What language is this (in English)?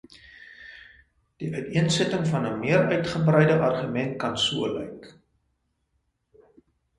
Afrikaans